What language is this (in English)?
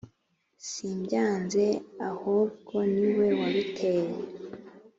Kinyarwanda